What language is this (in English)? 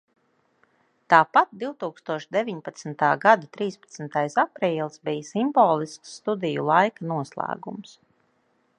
Latvian